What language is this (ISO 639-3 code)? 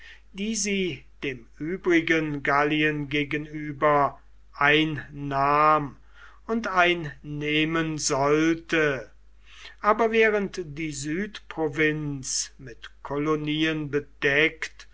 deu